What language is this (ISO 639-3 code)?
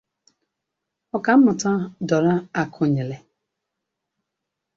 ibo